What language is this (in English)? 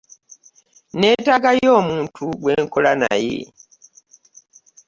Ganda